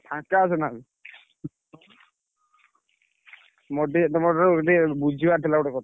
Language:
Odia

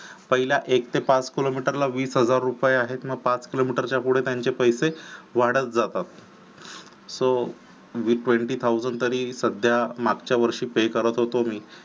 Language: Marathi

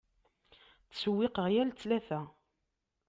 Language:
Kabyle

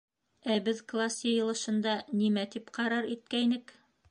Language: Bashkir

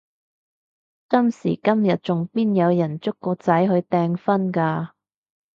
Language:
Cantonese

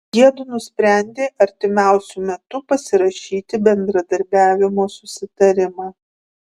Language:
Lithuanian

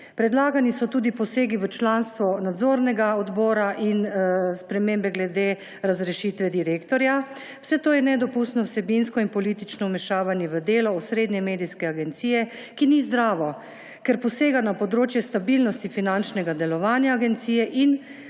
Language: Slovenian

